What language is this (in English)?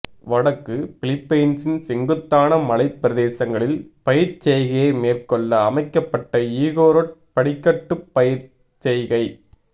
Tamil